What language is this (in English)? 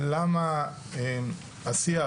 Hebrew